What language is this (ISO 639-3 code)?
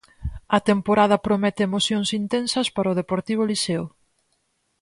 glg